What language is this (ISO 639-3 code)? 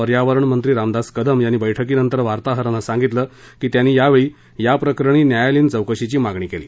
mar